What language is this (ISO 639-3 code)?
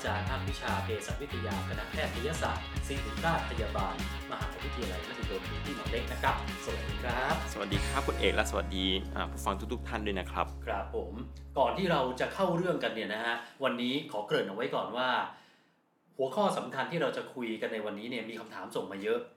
tha